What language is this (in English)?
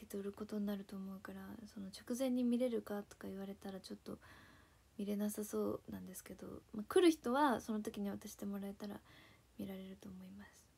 Japanese